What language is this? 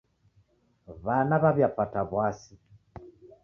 Taita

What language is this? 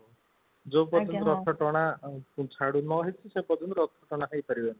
Odia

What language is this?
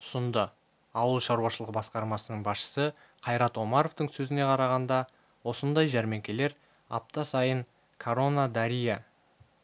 Kazakh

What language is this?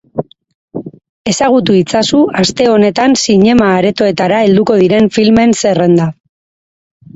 Basque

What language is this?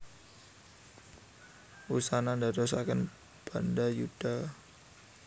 Javanese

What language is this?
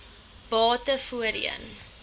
Afrikaans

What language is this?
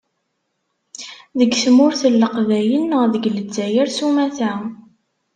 Kabyle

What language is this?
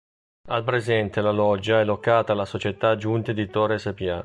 Italian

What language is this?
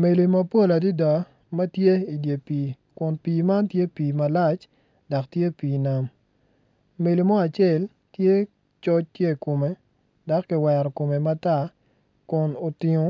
Acoli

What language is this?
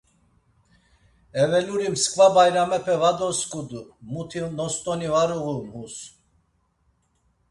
Laz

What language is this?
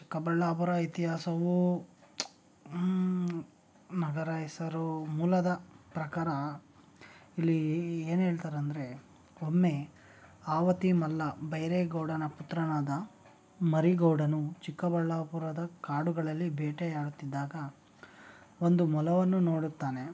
Kannada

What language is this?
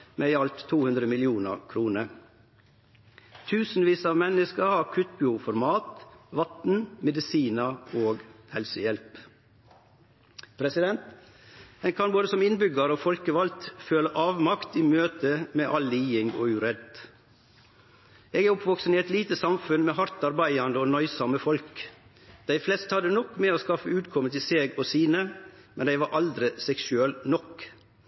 Norwegian Nynorsk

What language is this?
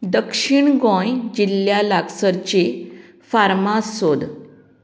Konkani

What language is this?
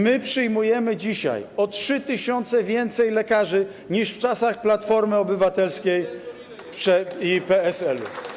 Polish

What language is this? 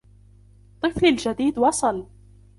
Arabic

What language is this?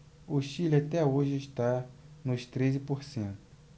Portuguese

